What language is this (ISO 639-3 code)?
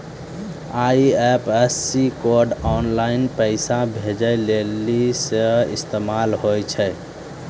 mai